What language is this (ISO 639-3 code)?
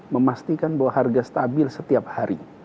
ind